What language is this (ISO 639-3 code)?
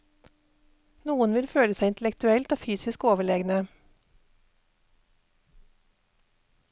nor